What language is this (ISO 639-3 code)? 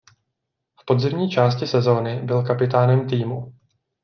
ces